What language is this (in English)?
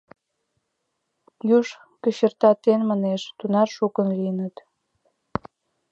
Mari